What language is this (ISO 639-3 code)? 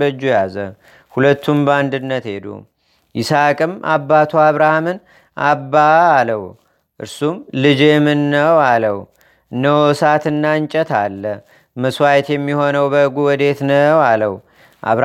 amh